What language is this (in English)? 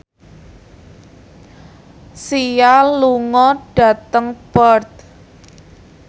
Javanese